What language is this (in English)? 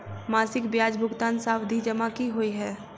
Maithili